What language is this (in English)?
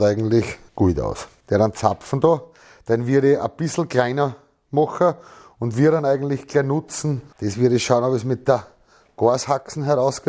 German